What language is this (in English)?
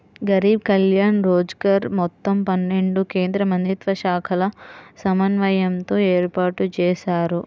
Telugu